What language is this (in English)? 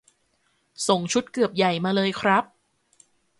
Thai